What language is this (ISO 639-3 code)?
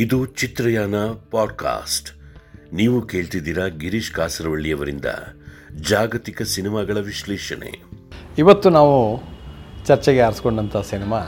kan